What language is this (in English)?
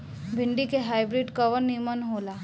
Bhojpuri